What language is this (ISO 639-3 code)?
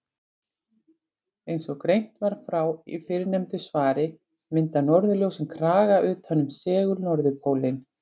isl